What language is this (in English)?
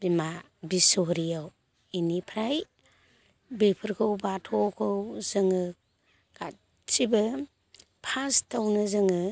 Bodo